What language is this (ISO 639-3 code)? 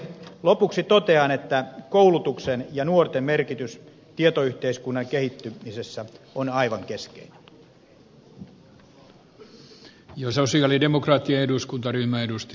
fin